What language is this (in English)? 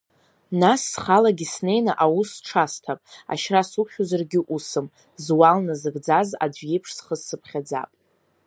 Abkhazian